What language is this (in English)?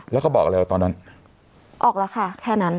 Thai